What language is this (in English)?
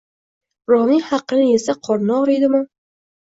Uzbek